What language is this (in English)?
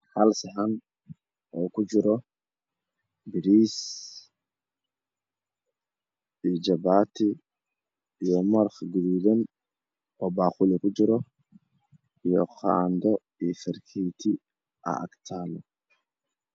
Somali